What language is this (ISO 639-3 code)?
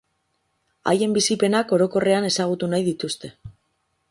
eus